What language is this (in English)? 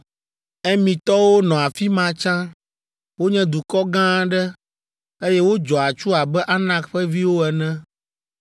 Ewe